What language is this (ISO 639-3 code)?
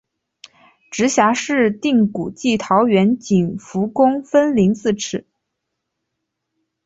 zho